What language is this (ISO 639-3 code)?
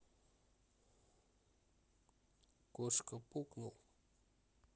rus